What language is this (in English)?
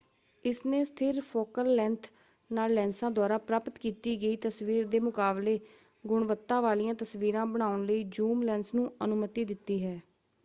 Punjabi